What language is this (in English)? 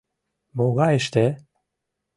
Mari